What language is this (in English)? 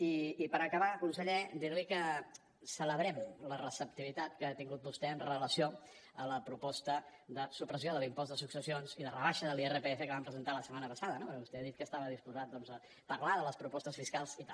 Catalan